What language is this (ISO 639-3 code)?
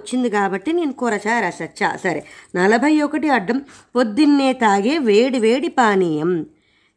tel